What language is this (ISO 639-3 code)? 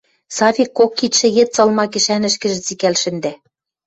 mrj